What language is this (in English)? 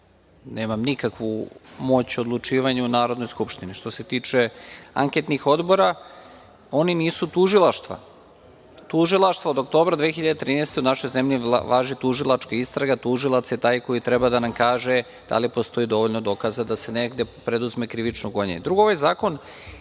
Serbian